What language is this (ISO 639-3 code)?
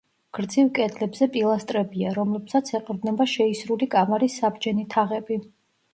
kat